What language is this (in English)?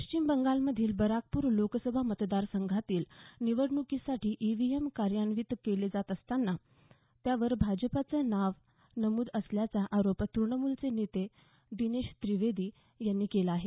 Marathi